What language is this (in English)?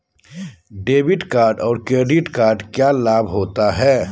Magahi